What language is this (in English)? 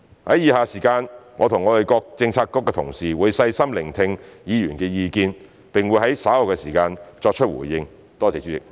Cantonese